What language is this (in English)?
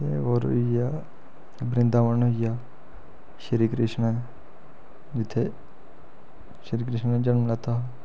Dogri